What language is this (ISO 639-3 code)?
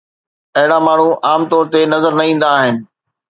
snd